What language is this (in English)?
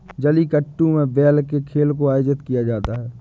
Hindi